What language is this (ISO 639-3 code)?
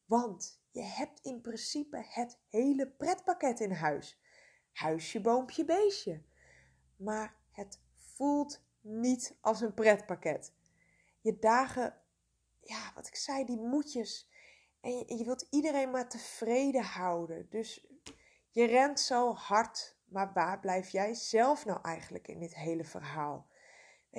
nld